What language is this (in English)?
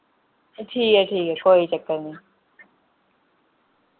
Dogri